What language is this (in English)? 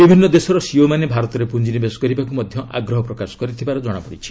Odia